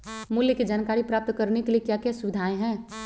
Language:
Magahi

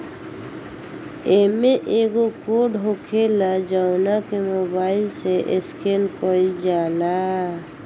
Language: Bhojpuri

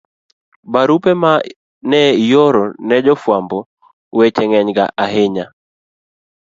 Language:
Luo (Kenya and Tanzania)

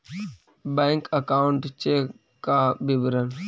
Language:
Magahi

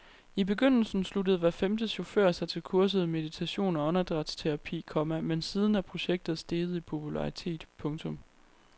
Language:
Danish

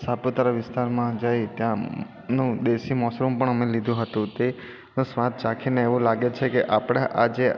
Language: Gujarati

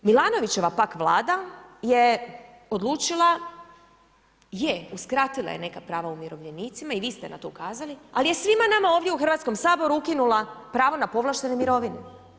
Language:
Croatian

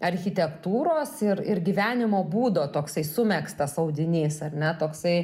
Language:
Lithuanian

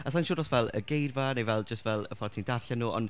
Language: Welsh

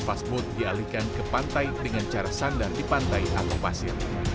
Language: Indonesian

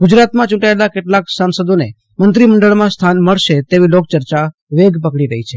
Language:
Gujarati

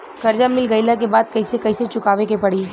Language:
Bhojpuri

